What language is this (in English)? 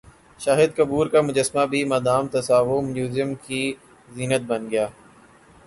Urdu